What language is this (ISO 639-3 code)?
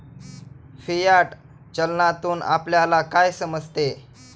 mar